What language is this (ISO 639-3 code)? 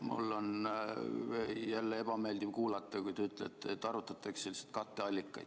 est